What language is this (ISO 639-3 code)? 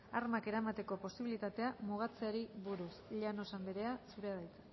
eus